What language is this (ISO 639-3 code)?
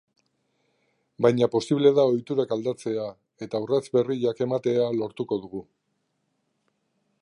eus